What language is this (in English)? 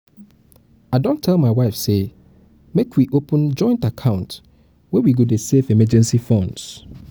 Nigerian Pidgin